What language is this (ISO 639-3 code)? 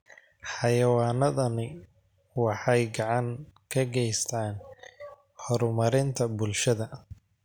som